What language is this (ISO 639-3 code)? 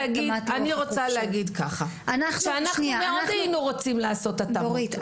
heb